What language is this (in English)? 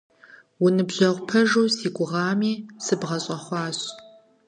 Kabardian